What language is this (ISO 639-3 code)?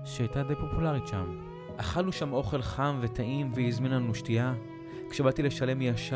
heb